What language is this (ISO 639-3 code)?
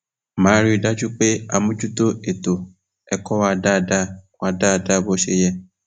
yor